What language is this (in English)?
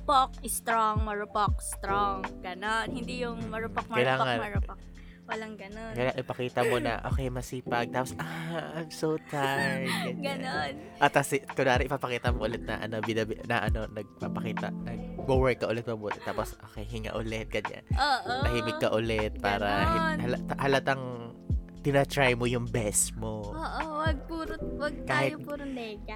Filipino